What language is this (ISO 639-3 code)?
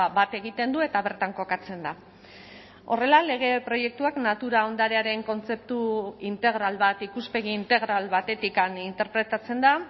eus